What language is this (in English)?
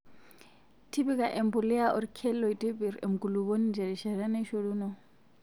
Masai